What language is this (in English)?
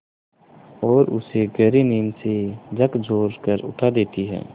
Hindi